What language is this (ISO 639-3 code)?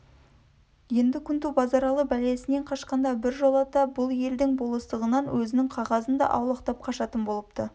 kaz